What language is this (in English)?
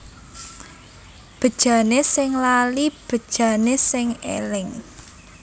Javanese